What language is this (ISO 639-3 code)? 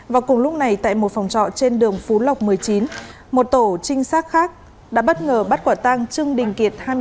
vie